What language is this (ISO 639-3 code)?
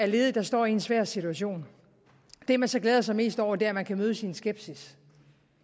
dan